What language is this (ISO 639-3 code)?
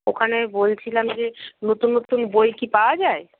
ben